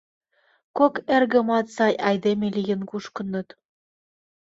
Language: Mari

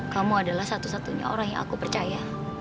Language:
Indonesian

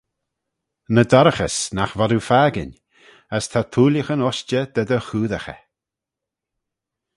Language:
Manx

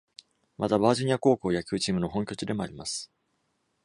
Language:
Japanese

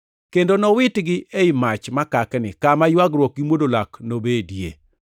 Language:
Luo (Kenya and Tanzania)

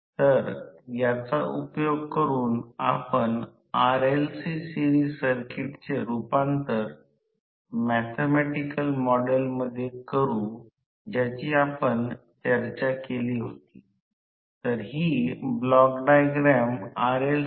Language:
Marathi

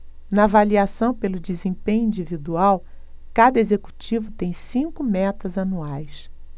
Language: Portuguese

